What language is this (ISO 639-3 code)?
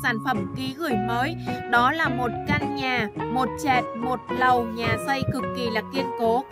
vie